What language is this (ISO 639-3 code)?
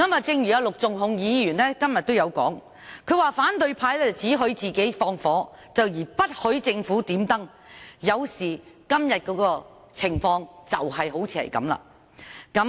yue